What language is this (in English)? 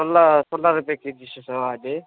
Nepali